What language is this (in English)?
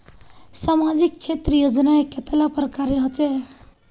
Magahi